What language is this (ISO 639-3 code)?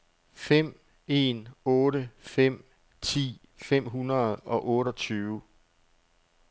dan